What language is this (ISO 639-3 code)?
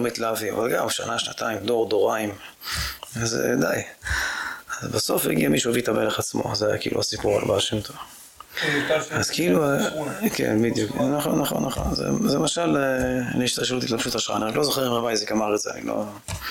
heb